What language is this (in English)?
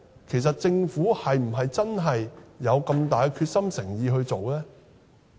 Cantonese